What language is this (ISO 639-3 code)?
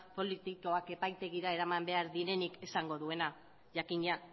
eus